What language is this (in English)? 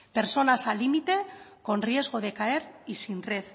Spanish